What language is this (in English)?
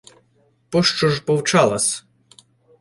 Ukrainian